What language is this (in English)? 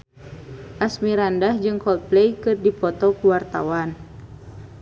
Sundanese